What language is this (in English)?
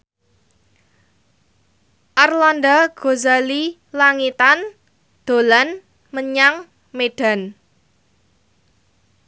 Javanese